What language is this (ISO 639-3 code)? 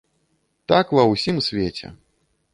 bel